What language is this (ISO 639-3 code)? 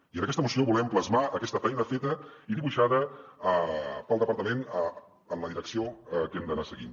cat